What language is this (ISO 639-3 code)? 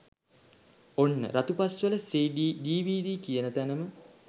sin